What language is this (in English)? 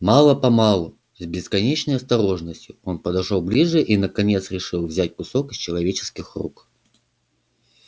Russian